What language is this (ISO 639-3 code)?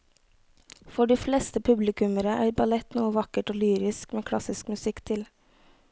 nor